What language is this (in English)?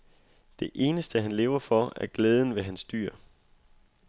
Danish